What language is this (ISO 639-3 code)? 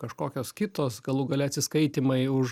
lit